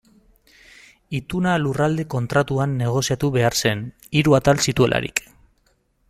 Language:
Basque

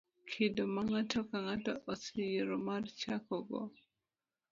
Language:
Luo (Kenya and Tanzania)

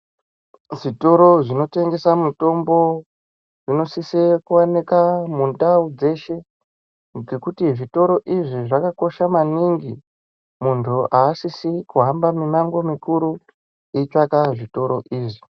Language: Ndau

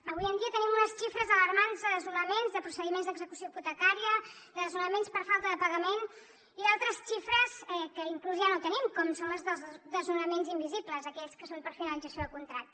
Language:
Catalan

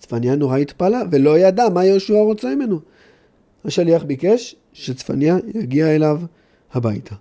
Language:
Hebrew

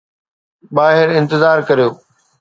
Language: Sindhi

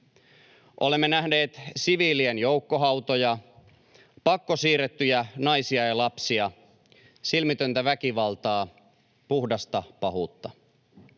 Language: Finnish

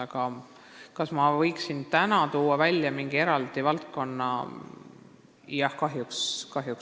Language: Estonian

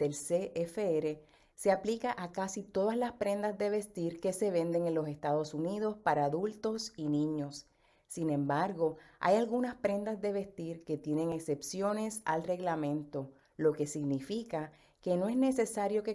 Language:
Spanish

